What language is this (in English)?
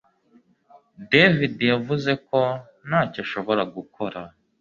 Kinyarwanda